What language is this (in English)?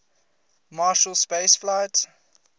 English